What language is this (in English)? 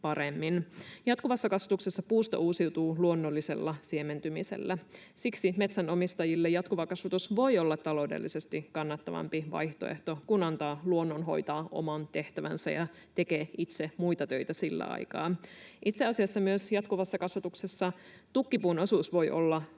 Finnish